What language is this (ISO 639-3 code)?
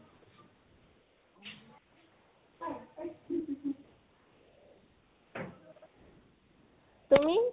asm